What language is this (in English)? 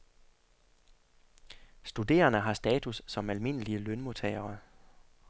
Danish